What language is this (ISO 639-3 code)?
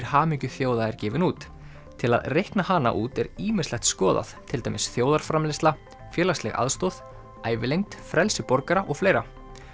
isl